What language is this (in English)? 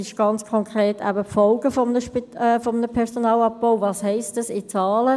Swiss German